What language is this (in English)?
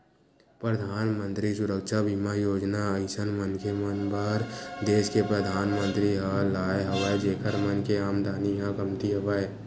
Chhattisgarhi